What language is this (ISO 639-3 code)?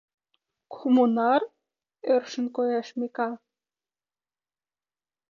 chm